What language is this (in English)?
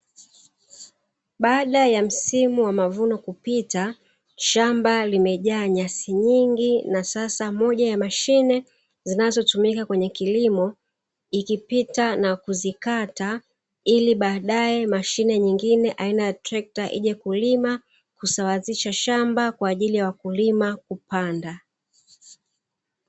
Swahili